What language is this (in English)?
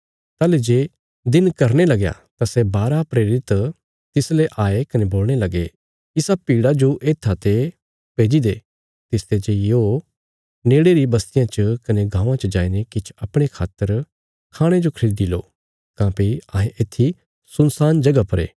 Bilaspuri